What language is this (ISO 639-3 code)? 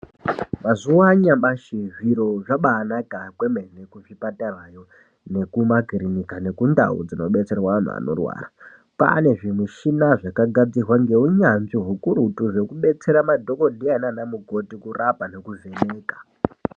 ndc